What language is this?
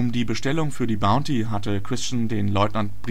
German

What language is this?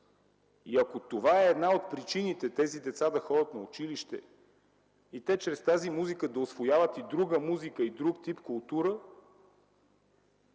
Bulgarian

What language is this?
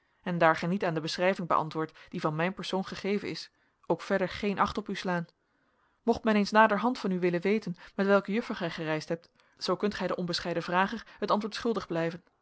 Dutch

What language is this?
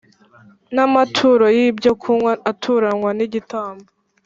Kinyarwanda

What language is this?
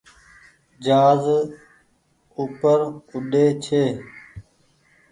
Goaria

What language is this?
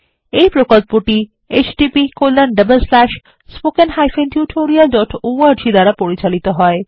Bangla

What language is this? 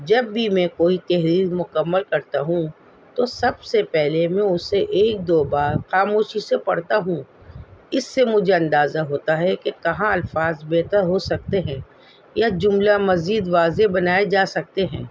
Urdu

